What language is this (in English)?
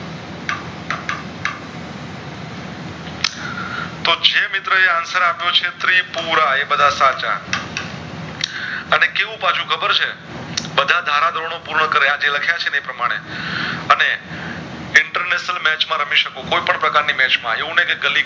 Gujarati